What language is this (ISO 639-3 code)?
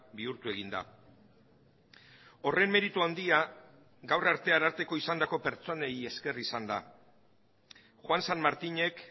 eus